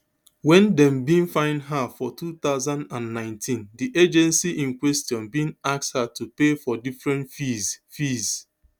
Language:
Nigerian Pidgin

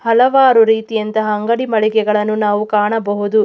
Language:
Kannada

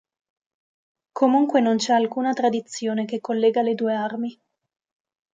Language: Italian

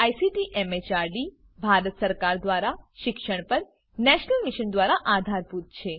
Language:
Gujarati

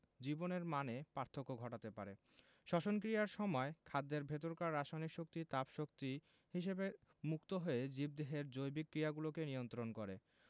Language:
Bangla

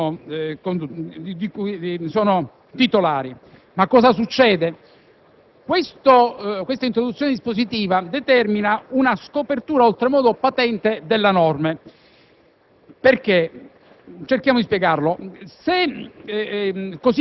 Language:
Italian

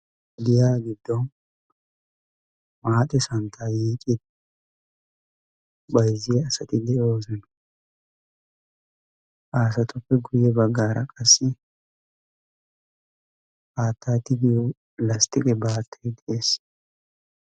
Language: Wolaytta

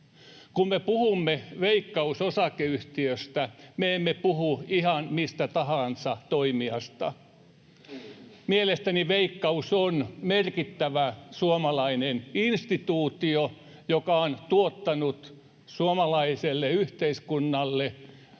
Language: Finnish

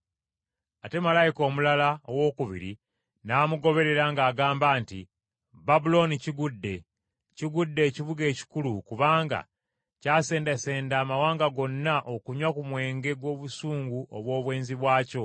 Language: Ganda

